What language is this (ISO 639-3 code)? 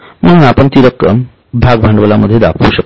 mar